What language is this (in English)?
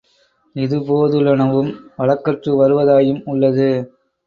Tamil